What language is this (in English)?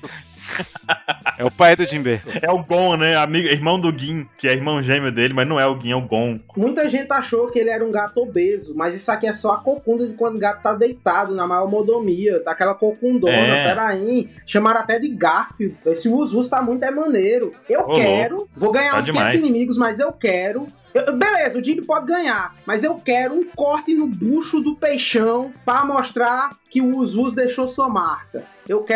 Portuguese